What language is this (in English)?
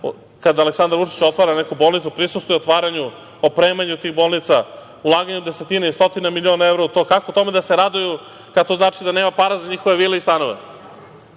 Serbian